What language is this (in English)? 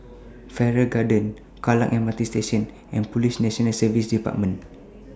English